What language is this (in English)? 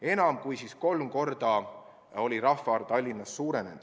Estonian